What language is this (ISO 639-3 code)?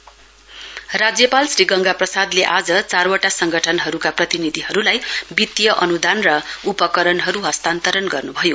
nep